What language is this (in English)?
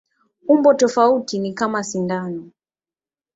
Swahili